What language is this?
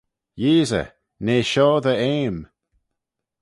Manx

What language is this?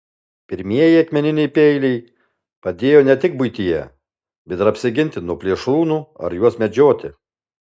Lithuanian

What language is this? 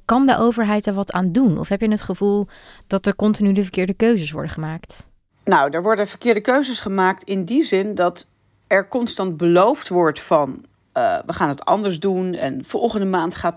Dutch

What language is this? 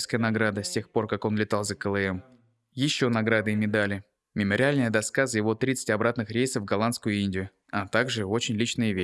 Russian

